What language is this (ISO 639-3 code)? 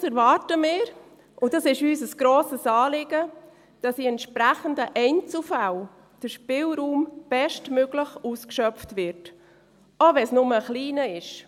gsw